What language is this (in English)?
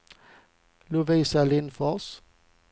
Swedish